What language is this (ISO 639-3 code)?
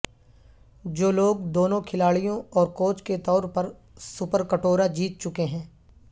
urd